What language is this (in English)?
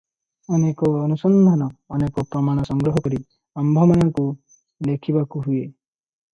Odia